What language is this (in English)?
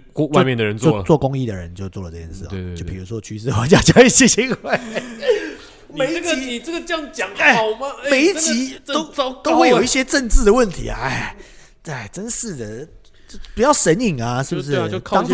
Chinese